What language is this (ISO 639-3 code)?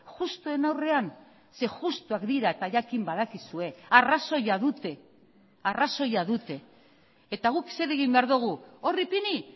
eus